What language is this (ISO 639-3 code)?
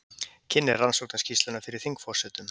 isl